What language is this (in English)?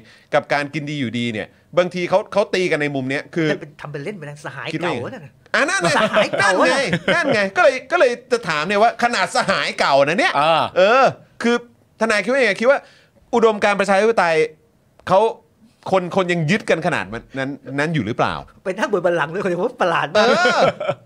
Thai